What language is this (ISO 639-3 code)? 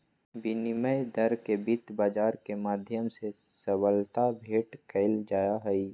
mag